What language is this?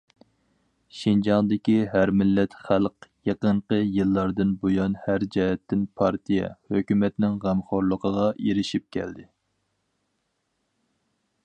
Uyghur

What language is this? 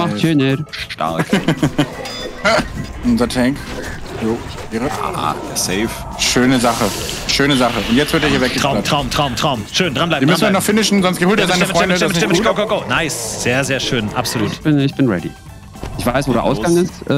German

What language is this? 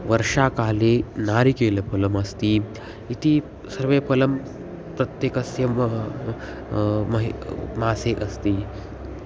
Sanskrit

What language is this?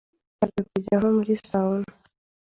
Kinyarwanda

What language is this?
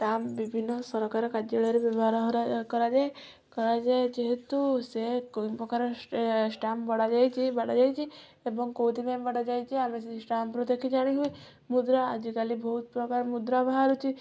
Odia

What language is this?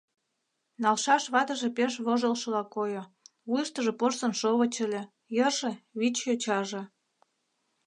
Mari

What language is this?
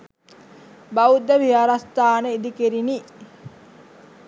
Sinhala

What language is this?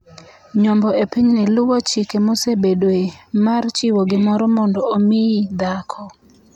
Luo (Kenya and Tanzania)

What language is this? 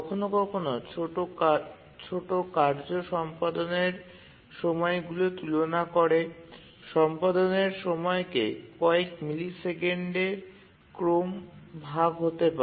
Bangla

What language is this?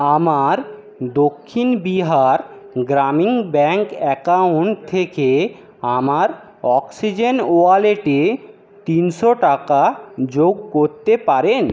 Bangla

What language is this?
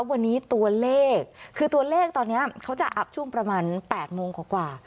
Thai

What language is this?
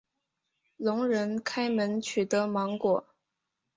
Chinese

